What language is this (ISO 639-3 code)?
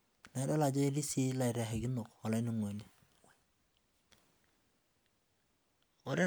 mas